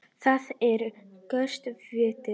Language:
Icelandic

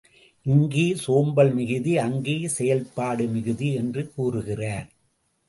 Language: Tamil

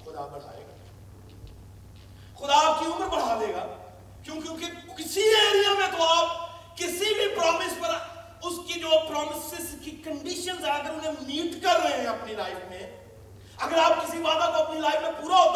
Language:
Urdu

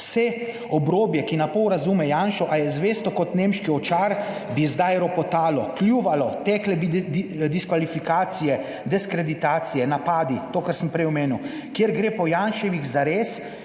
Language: Slovenian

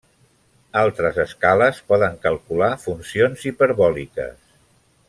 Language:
Catalan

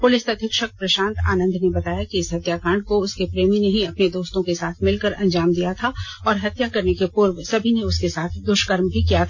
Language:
Hindi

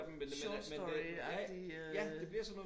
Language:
Danish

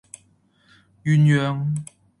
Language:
Cantonese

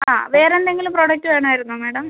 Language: Malayalam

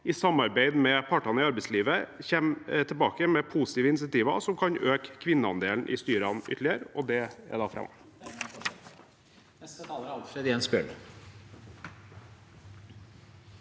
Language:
Norwegian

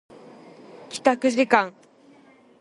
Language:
Japanese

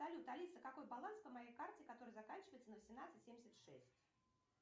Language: Russian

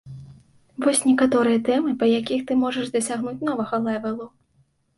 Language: Belarusian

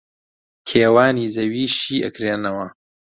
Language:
Central Kurdish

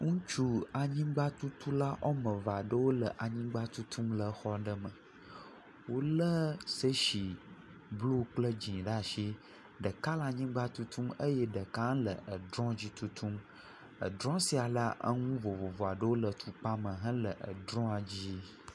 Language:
Ewe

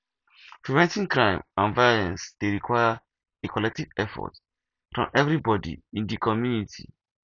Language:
Nigerian Pidgin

